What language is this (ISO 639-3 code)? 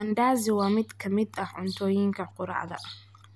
som